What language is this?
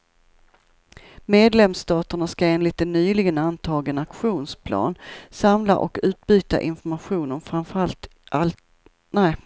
Swedish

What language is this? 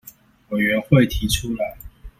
Chinese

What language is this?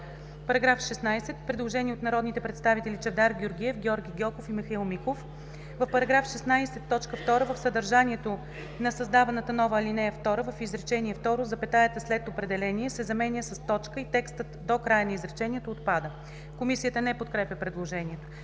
Bulgarian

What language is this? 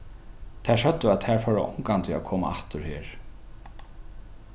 Faroese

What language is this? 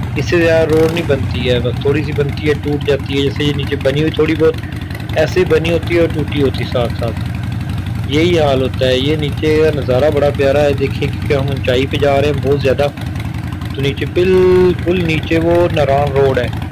Hindi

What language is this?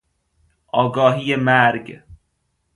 Persian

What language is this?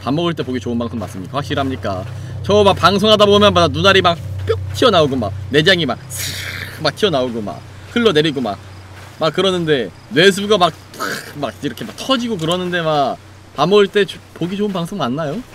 Korean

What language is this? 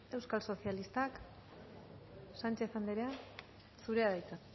Basque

